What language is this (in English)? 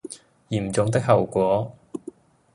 Cantonese